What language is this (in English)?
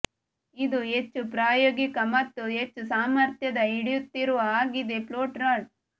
Kannada